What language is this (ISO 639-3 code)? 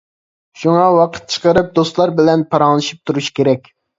uig